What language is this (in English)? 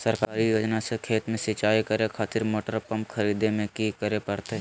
Magahi